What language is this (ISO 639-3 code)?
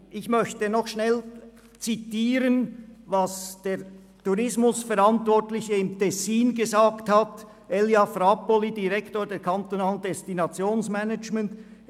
gsw